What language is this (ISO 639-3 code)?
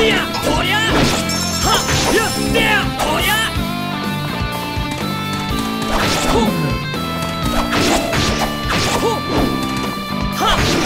jpn